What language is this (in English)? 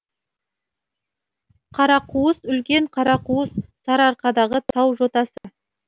Kazakh